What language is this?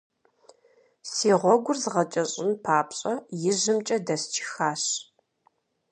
Kabardian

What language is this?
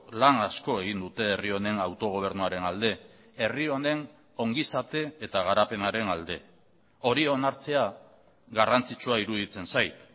Basque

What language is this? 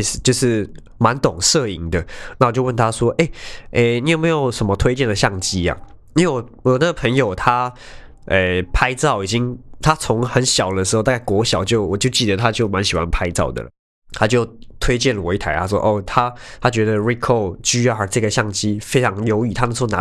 Chinese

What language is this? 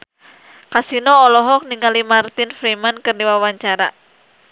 Sundanese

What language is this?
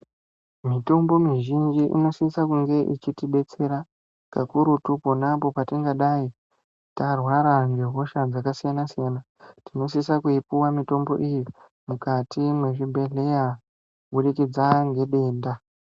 Ndau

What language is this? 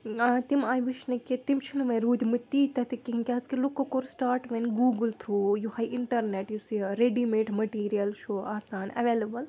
Kashmiri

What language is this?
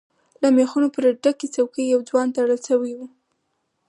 Pashto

